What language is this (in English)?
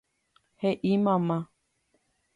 Guarani